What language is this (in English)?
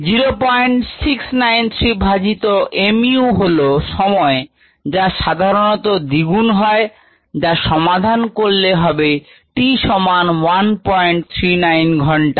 Bangla